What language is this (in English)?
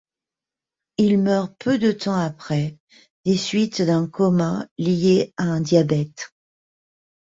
French